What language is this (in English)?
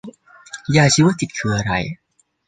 Thai